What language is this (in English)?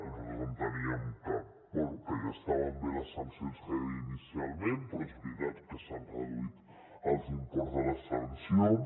Catalan